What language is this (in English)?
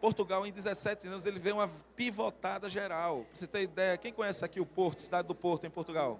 Portuguese